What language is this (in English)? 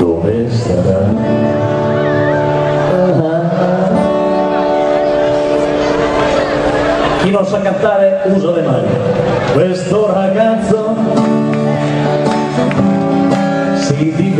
Arabic